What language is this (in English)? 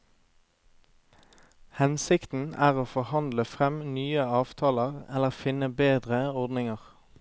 Norwegian